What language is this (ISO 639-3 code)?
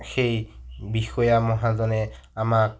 asm